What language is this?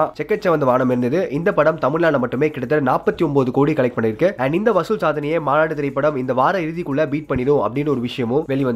Tamil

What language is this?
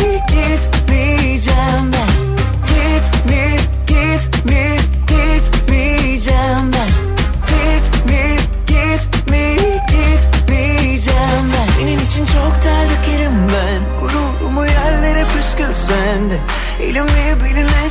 Turkish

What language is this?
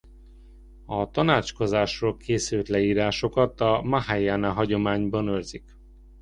Hungarian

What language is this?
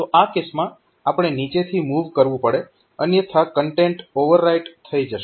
Gujarati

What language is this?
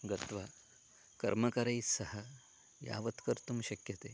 Sanskrit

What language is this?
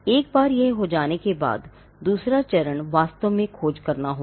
Hindi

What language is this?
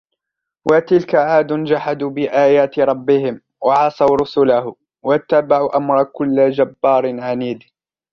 Arabic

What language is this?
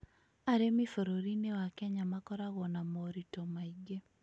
Kikuyu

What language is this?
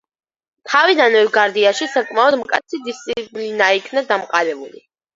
Georgian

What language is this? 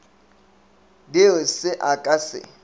Northern Sotho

